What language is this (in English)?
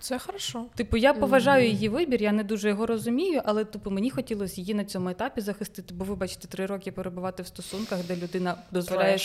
Ukrainian